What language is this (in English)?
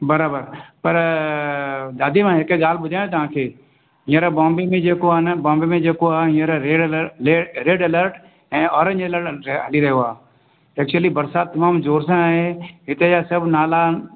Sindhi